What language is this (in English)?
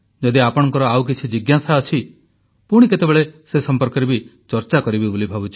Odia